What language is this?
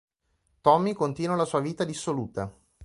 Italian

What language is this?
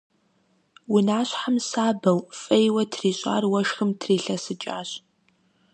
Kabardian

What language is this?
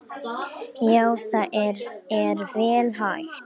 Icelandic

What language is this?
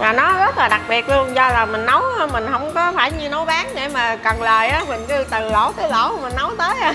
Vietnamese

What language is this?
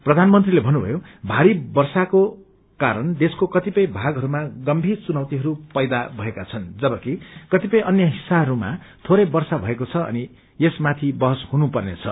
Nepali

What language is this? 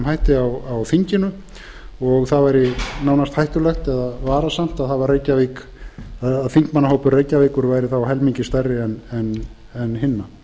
Icelandic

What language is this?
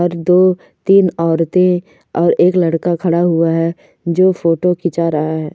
Hindi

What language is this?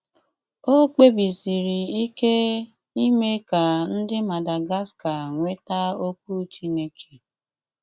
Igbo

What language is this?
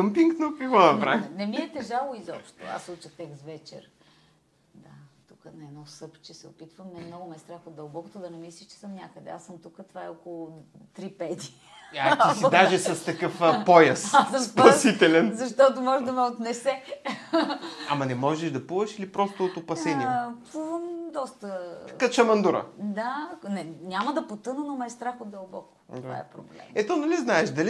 Bulgarian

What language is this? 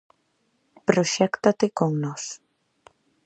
Galician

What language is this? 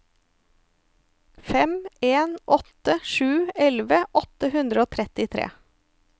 Norwegian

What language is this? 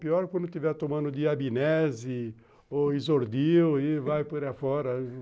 Portuguese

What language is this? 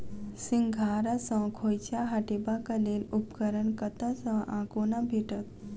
Maithili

